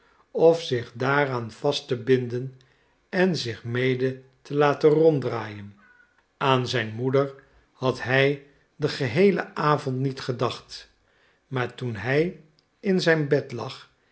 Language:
Dutch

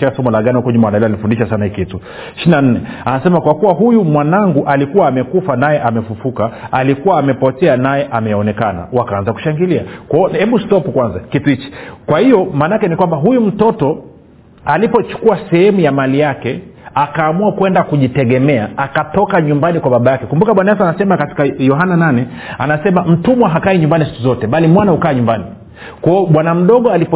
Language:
Swahili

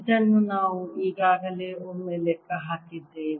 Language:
Kannada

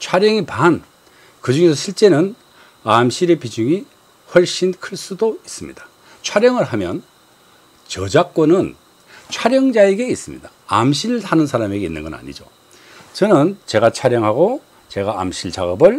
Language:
Korean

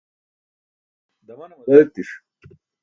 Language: Burushaski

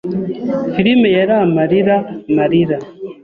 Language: Kinyarwanda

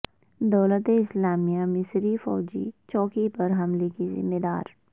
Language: Urdu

